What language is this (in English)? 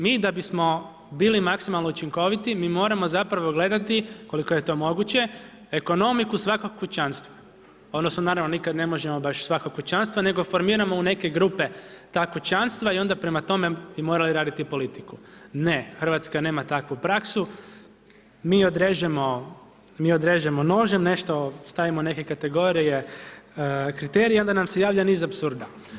Croatian